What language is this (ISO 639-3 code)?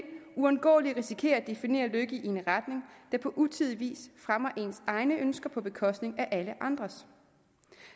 dan